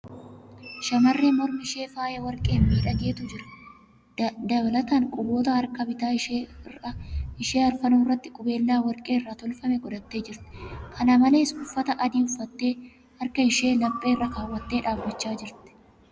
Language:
Oromo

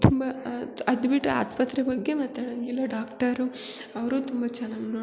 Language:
Kannada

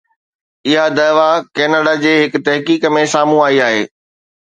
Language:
Sindhi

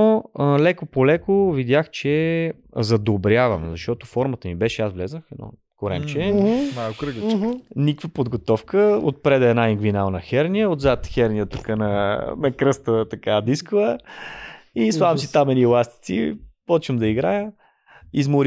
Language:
Bulgarian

